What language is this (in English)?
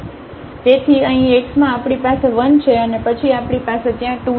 Gujarati